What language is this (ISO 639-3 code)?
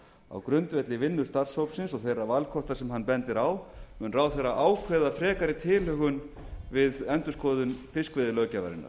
isl